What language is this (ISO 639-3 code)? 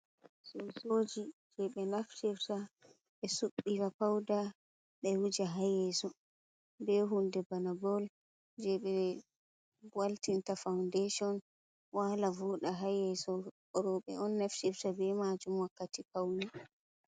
ful